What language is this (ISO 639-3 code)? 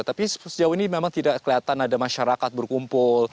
ind